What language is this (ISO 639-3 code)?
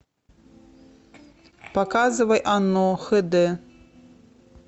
rus